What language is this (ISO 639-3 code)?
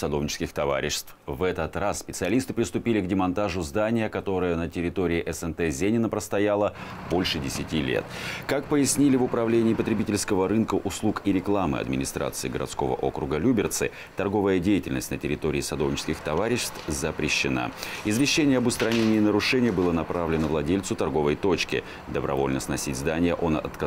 rus